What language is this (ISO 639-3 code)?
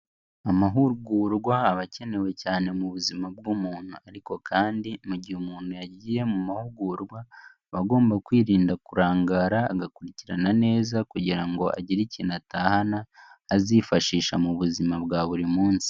kin